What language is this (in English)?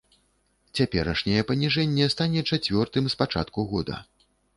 Belarusian